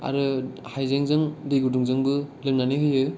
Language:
Bodo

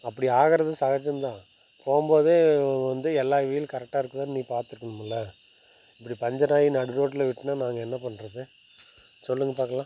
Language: Tamil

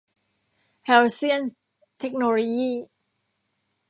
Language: Thai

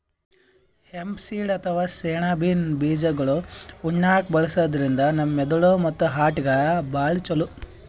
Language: Kannada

